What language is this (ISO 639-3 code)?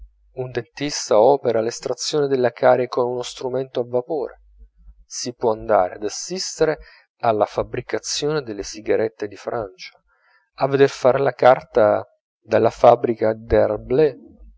ita